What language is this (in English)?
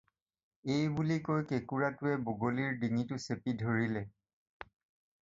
Assamese